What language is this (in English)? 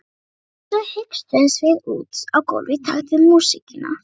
Icelandic